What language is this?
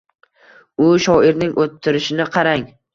Uzbek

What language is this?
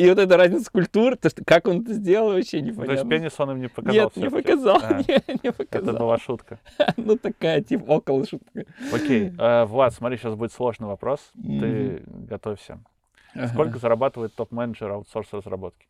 Russian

